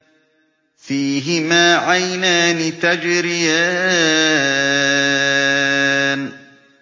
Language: Arabic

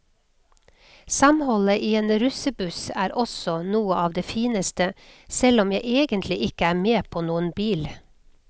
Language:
Norwegian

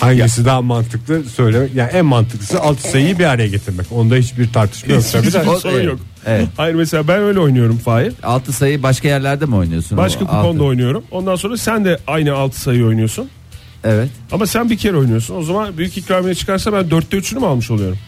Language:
Turkish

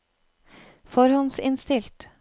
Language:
Norwegian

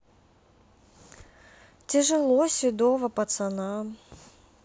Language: Russian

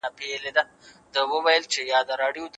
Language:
Pashto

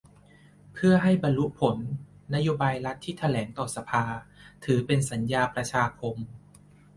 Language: Thai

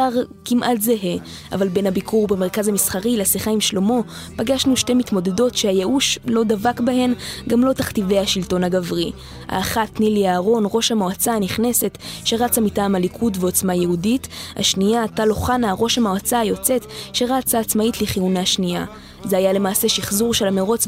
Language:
Hebrew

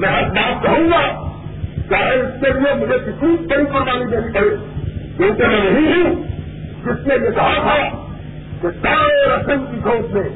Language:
Urdu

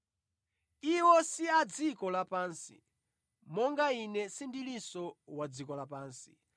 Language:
Nyanja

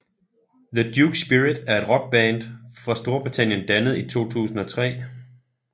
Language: Danish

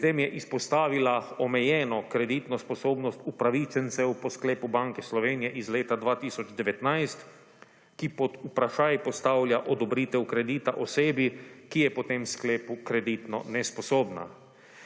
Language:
Slovenian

